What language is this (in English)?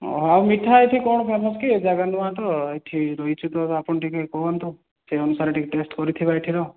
Odia